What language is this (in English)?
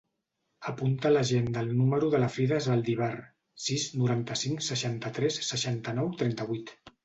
Catalan